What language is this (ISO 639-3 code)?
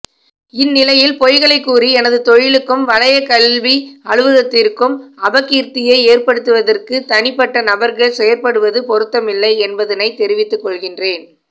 tam